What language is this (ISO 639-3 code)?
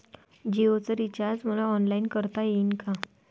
mar